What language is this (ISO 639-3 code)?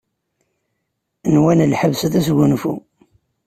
kab